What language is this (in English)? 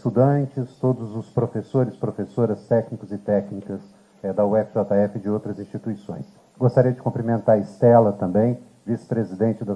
Portuguese